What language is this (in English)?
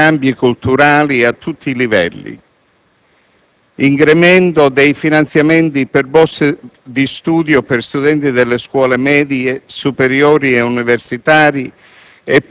Italian